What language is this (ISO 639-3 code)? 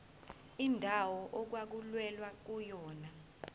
zul